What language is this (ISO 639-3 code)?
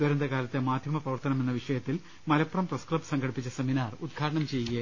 mal